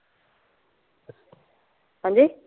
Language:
Punjabi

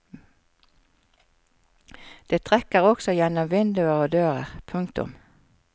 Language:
Norwegian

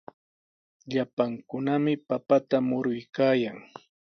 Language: Sihuas Ancash Quechua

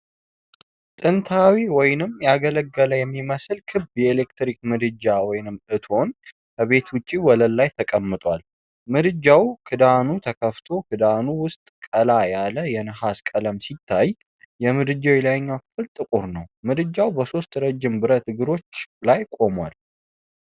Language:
Amharic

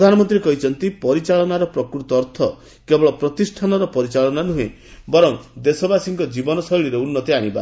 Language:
Odia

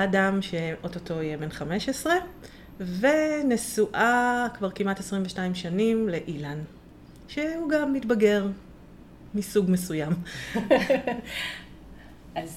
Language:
Hebrew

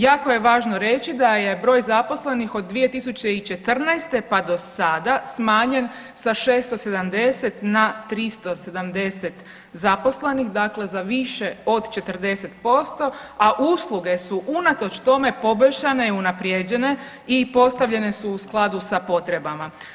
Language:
Croatian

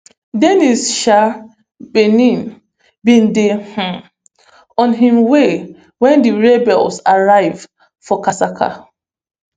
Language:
Nigerian Pidgin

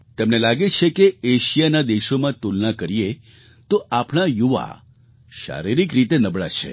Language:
Gujarati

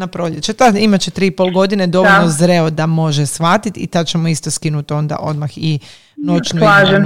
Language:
Croatian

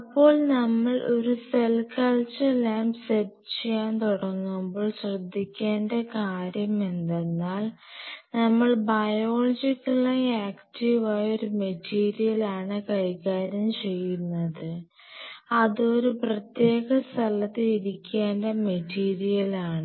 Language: Malayalam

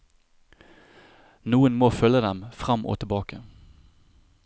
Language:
Norwegian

